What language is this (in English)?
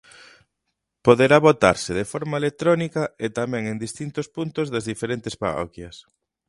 Galician